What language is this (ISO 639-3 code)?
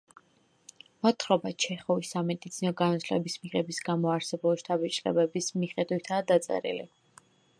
kat